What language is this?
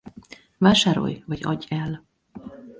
Hungarian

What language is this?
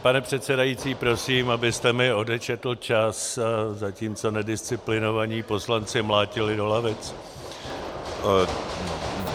Czech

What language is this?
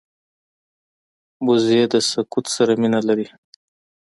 Pashto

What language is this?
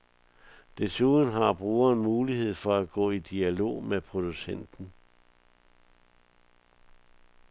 Danish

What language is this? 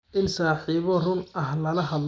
Somali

